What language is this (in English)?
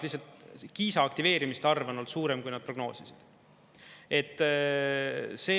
Estonian